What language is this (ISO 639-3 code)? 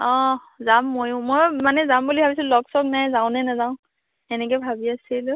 asm